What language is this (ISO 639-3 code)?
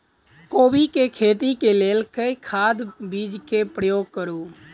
mai